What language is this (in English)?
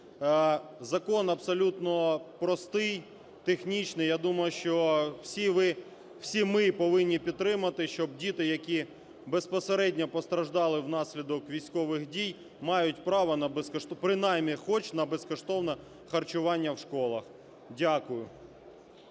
Ukrainian